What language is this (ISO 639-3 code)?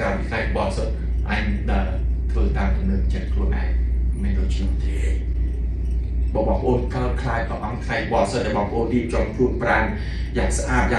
tha